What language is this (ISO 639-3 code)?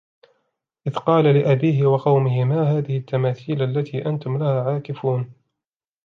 ara